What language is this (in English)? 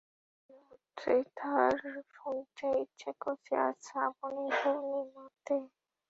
Bangla